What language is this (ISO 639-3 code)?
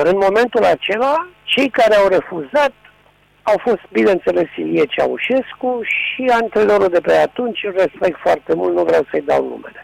ron